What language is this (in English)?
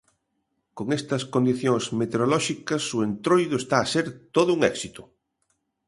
Galician